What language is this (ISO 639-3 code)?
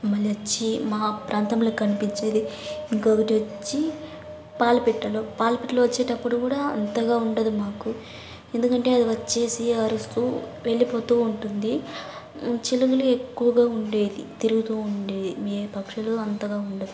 tel